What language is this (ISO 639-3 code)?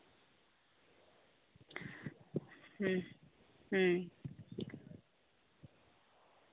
sat